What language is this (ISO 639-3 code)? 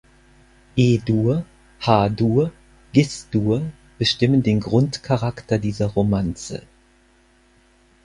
deu